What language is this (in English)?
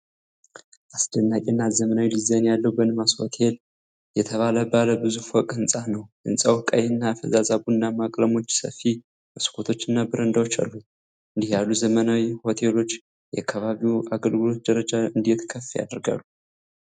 Amharic